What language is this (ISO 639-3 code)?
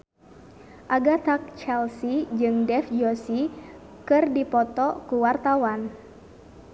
sun